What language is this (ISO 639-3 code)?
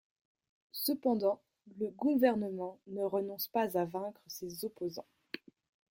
fra